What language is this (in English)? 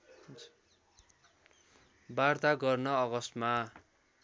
Nepali